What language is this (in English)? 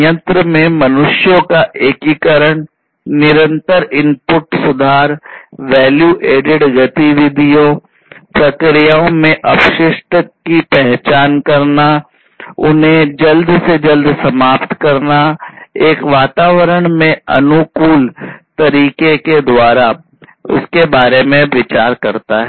Hindi